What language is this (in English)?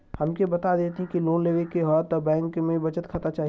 Bhojpuri